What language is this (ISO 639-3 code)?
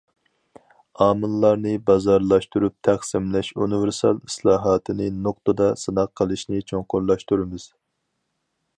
uig